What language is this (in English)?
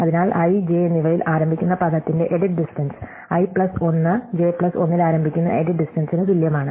Malayalam